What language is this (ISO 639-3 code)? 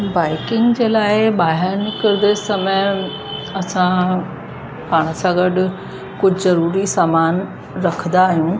snd